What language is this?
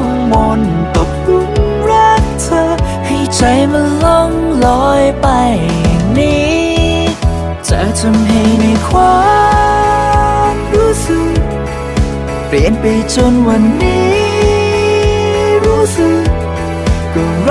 Thai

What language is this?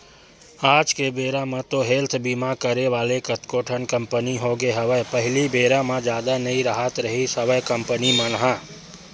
Chhattisgarhi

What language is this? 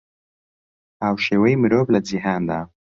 Central Kurdish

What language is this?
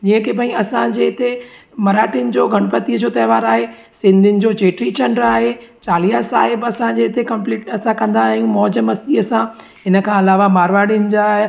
Sindhi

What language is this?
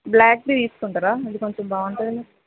Telugu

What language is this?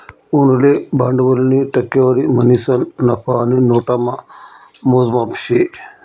Marathi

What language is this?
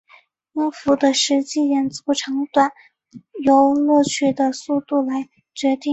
Chinese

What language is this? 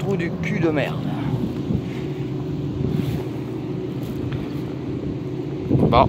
French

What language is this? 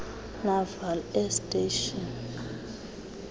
Xhosa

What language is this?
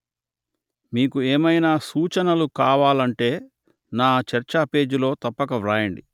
Telugu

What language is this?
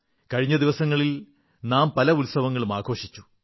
Malayalam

